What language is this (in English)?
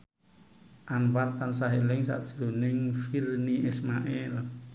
Javanese